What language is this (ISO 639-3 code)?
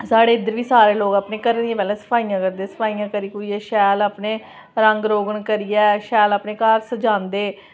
doi